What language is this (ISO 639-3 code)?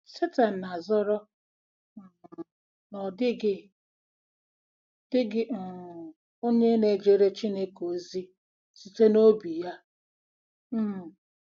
ibo